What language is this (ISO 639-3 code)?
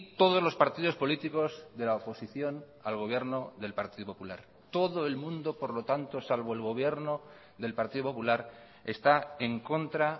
spa